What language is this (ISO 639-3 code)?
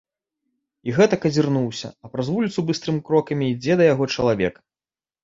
bel